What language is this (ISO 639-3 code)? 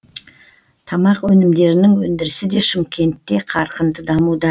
kaz